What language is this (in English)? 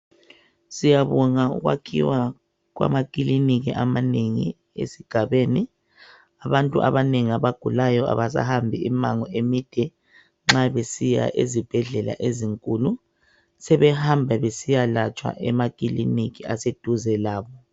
North Ndebele